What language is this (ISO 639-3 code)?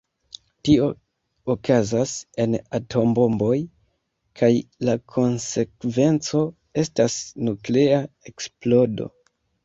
epo